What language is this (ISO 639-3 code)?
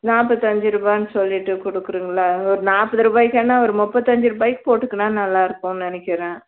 tam